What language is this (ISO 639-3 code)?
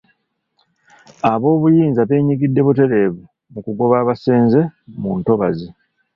lug